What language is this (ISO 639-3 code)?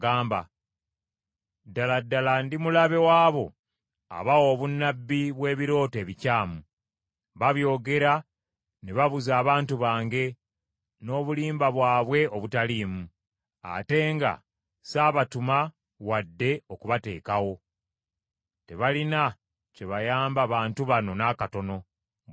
lug